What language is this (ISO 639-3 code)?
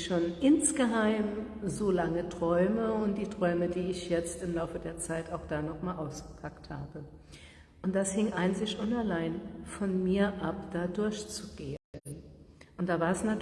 deu